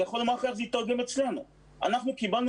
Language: Hebrew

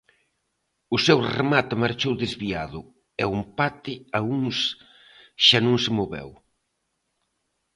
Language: Galician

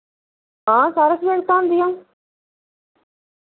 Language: Dogri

